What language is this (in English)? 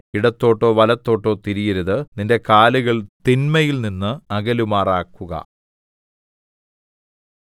Malayalam